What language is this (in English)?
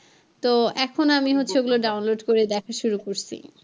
Bangla